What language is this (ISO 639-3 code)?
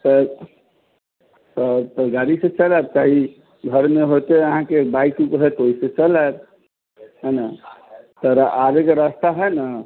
mai